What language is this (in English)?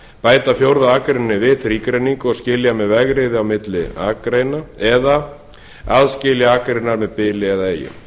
Icelandic